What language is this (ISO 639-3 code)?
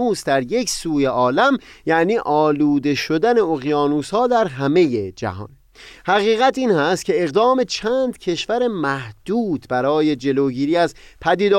fas